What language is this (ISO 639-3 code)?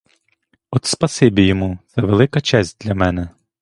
ukr